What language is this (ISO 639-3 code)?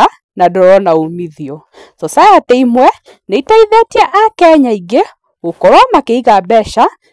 kik